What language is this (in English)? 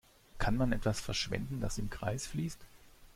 German